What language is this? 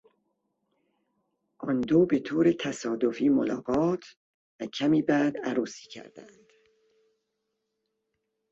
Persian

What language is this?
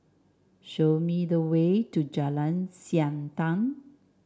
English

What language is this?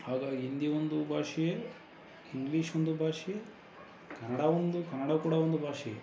Kannada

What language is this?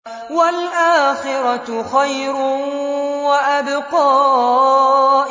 Arabic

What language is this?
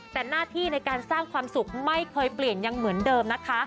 Thai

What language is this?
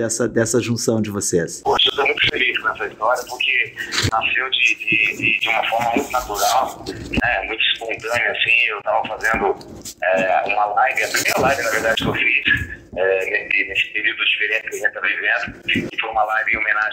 Portuguese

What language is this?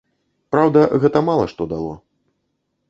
Belarusian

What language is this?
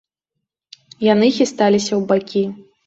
Belarusian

